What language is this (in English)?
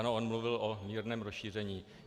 Czech